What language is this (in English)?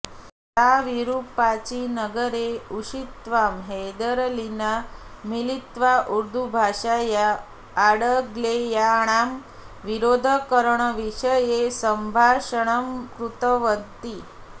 Sanskrit